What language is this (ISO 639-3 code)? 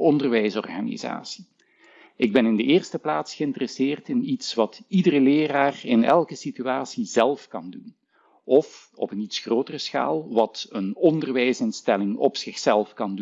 nld